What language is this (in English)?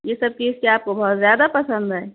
Urdu